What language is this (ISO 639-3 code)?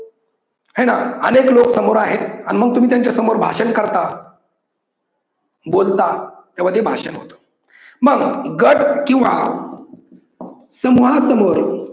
mar